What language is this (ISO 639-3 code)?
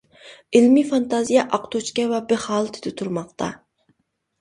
uig